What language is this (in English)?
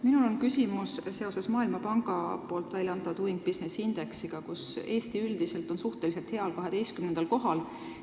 Estonian